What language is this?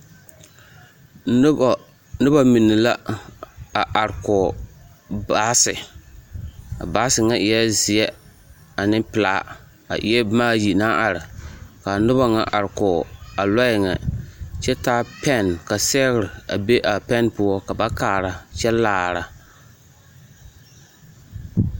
Southern Dagaare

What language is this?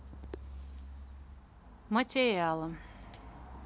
Russian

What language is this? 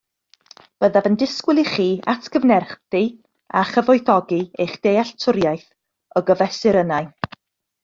Welsh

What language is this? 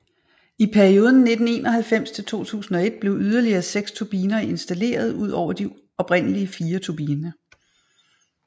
Danish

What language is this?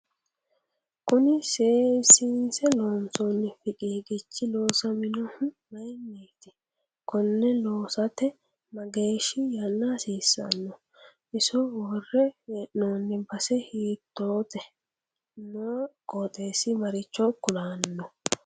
Sidamo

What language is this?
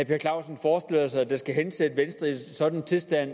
Danish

